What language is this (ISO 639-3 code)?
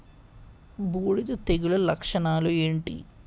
tel